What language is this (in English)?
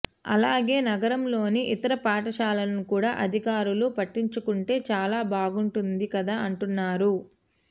Telugu